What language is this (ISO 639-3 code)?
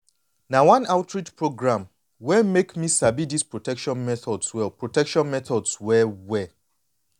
pcm